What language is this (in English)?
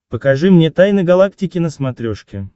Russian